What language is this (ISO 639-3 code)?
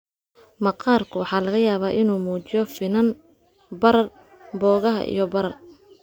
som